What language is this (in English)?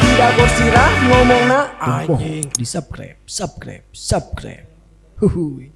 Indonesian